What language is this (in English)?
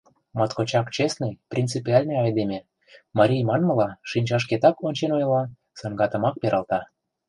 Mari